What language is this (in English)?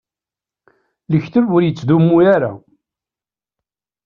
Kabyle